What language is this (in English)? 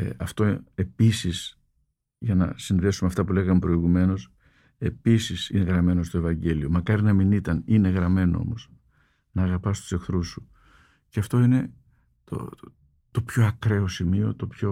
Greek